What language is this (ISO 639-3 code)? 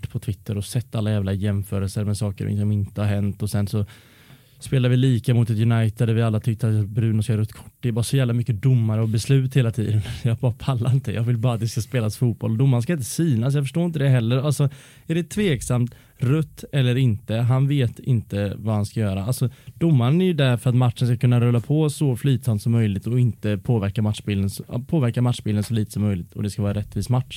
swe